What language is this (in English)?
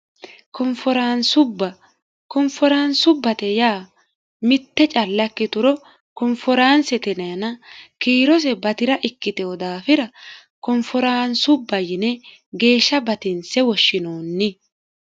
Sidamo